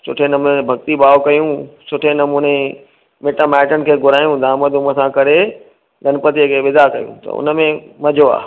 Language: Sindhi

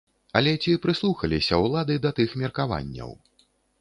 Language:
Belarusian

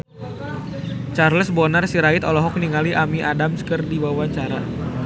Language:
Sundanese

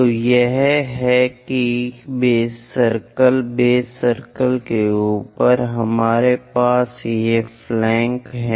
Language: Hindi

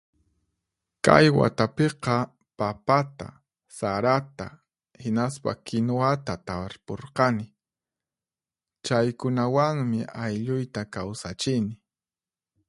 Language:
Puno Quechua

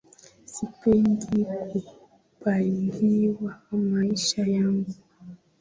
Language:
Swahili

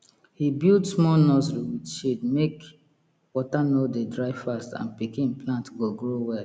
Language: Nigerian Pidgin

